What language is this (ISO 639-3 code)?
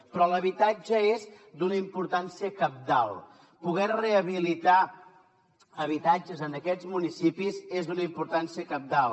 cat